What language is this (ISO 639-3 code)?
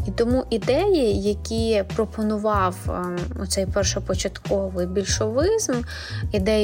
ukr